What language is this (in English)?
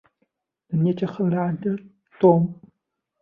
Arabic